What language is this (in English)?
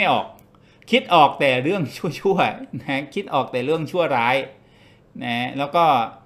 Thai